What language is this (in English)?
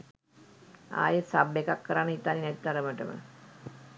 Sinhala